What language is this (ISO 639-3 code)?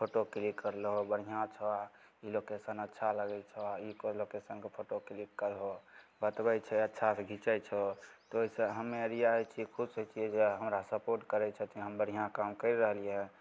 mai